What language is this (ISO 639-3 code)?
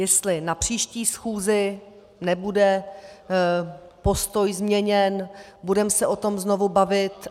ces